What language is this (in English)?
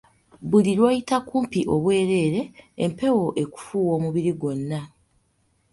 Ganda